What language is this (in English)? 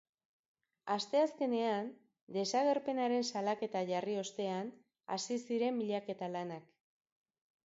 Basque